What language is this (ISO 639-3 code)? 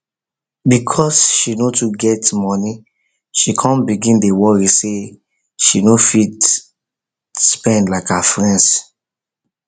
pcm